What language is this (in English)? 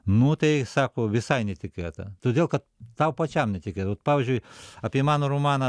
Lithuanian